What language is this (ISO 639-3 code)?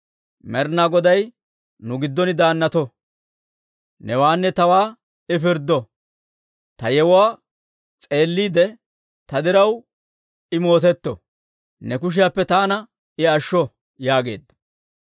dwr